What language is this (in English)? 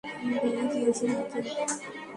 Bangla